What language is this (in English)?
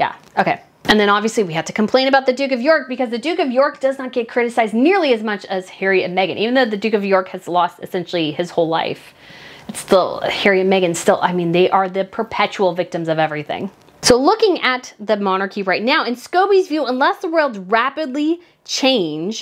English